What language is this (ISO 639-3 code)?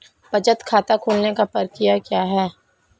hin